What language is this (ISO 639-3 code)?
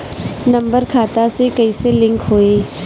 bho